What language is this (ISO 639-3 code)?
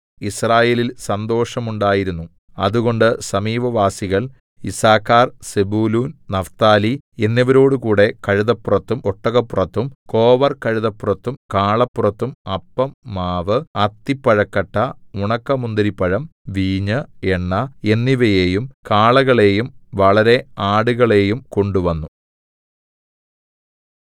mal